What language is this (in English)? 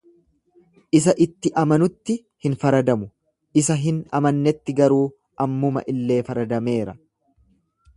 Oromo